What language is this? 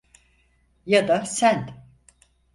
Turkish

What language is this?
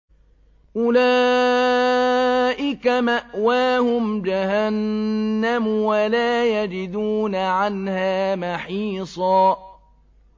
Arabic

